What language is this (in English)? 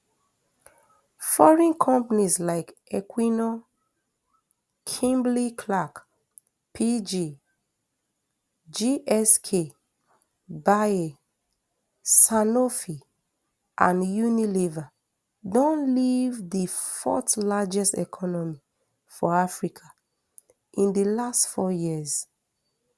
Nigerian Pidgin